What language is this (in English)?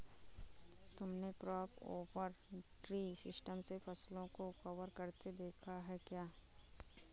Hindi